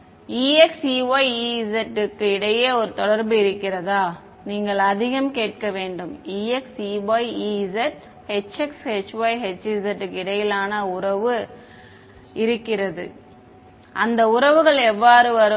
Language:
Tamil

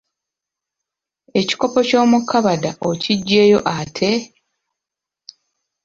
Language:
Ganda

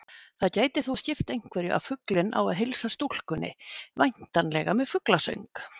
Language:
Icelandic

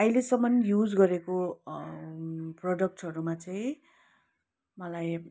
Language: Nepali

